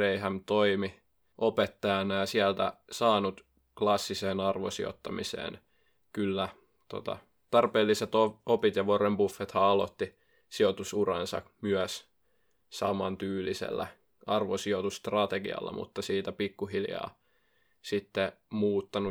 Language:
Finnish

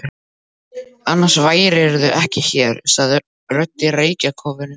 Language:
Icelandic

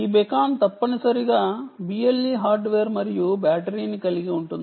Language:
Telugu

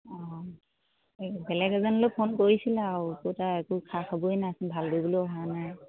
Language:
Assamese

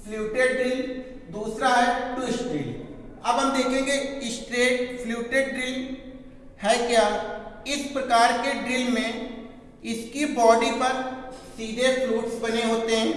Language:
Hindi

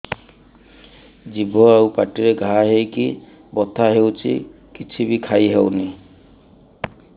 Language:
Odia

